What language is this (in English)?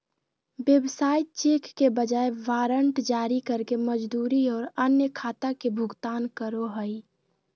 Magahi